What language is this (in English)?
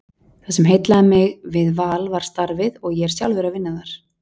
Icelandic